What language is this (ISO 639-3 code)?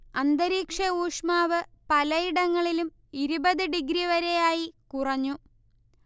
mal